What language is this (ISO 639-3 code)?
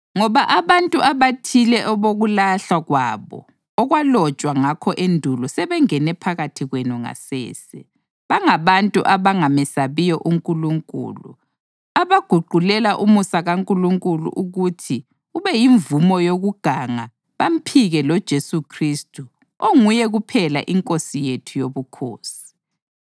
nde